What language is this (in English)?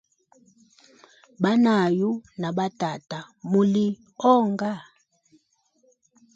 Hemba